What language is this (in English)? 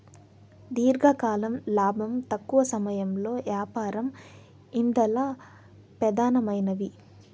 Telugu